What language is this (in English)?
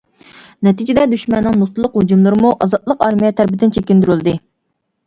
Uyghur